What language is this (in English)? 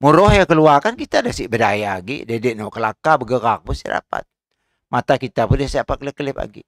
Malay